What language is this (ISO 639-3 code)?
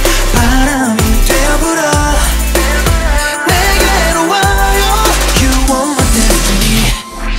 vie